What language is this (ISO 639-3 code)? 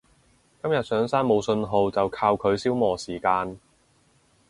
yue